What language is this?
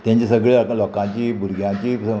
Konkani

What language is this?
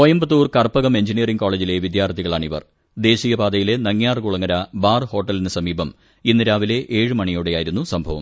Malayalam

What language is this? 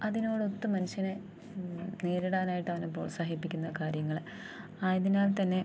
Malayalam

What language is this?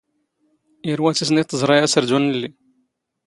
Standard Moroccan Tamazight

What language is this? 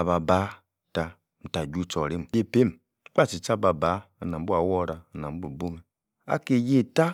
Yace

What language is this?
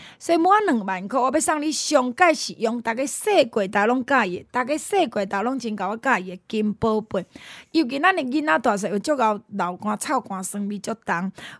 Chinese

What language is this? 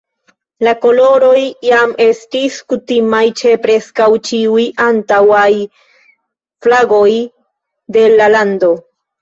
Esperanto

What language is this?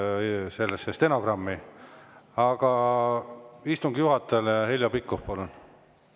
Estonian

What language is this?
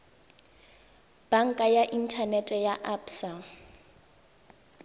Tswana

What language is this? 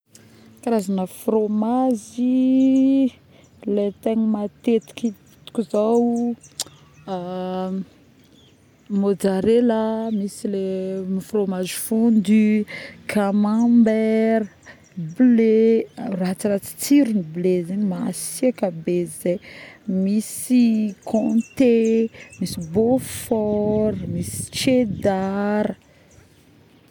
Northern Betsimisaraka Malagasy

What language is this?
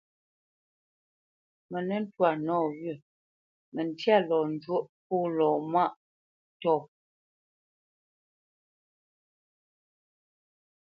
Bamenyam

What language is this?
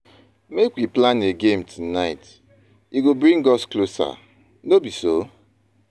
Nigerian Pidgin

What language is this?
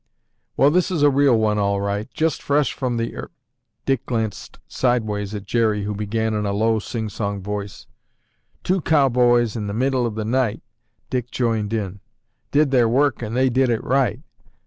English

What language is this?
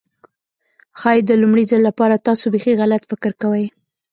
Pashto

